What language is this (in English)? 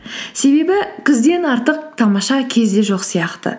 Kazakh